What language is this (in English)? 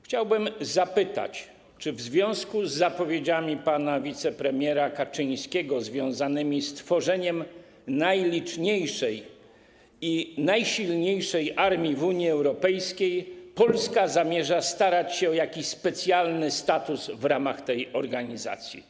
Polish